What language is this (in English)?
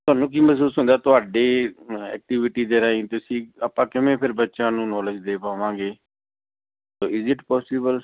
Punjabi